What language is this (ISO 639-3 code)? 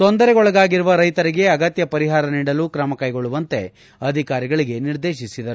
kan